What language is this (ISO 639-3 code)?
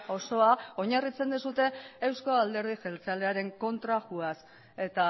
eus